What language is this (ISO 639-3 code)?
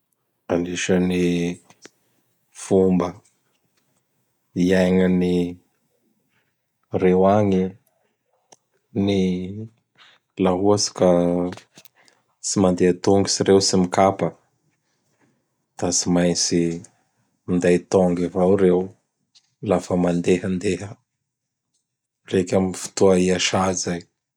bhr